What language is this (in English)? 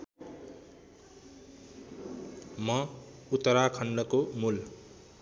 Nepali